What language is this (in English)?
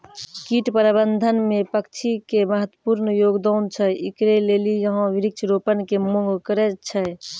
Maithili